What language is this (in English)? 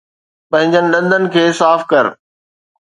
Sindhi